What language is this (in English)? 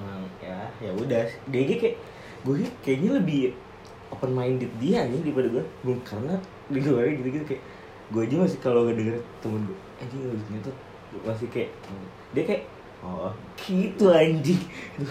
Indonesian